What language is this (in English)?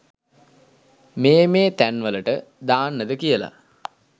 Sinhala